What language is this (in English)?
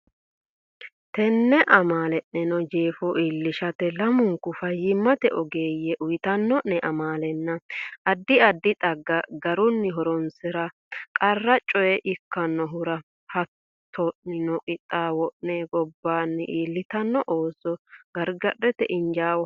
Sidamo